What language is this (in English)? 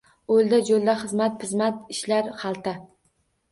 Uzbek